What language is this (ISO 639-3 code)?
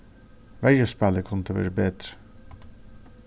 fao